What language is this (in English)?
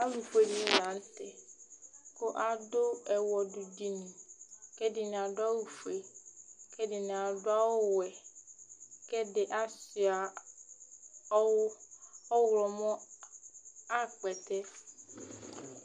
Ikposo